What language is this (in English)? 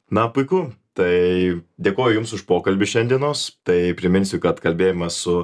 Lithuanian